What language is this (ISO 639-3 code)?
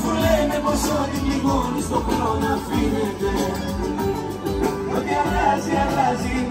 tur